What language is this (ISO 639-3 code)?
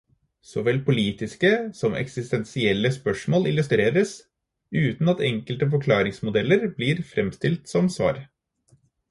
nob